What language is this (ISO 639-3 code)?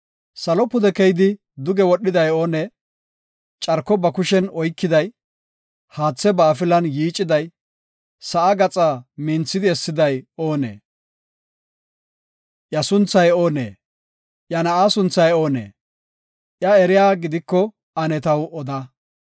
gof